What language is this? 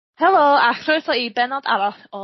Welsh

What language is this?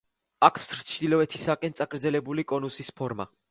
Georgian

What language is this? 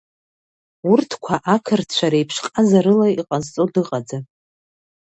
Abkhazian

